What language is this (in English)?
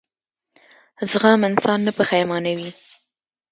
Pashto